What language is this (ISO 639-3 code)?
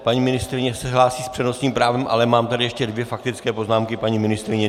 ces